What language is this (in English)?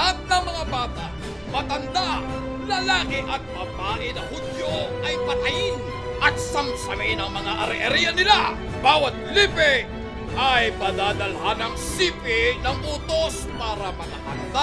Filipino